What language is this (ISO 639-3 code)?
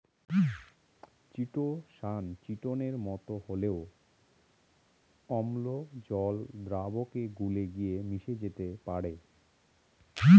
ben